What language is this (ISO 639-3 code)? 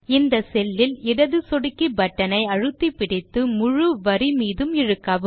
tam